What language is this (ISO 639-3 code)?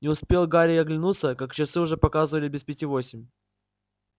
rus